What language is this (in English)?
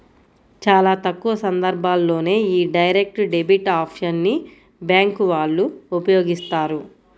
Telugu